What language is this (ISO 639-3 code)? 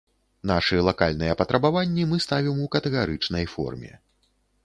bel